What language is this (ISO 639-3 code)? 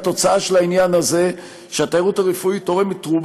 heb